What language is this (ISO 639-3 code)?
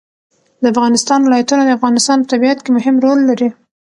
pus